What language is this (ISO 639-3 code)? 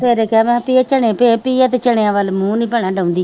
pan